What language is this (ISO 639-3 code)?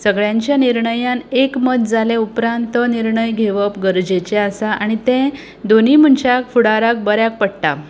kok